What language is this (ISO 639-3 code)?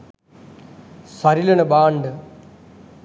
sin